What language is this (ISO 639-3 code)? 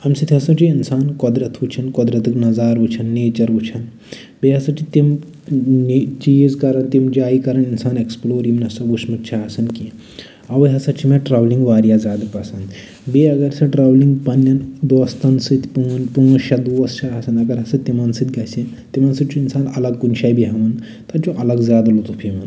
kas